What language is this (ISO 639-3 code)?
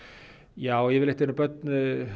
isl